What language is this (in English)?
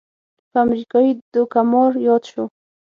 Pashto